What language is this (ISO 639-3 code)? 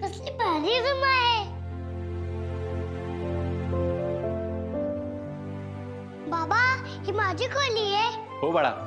mar